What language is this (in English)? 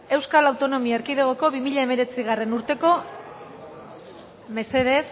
Basque